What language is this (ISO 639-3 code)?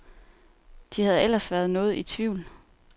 dan